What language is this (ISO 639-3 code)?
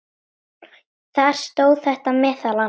isl